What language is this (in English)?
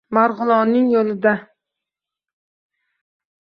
Uzbek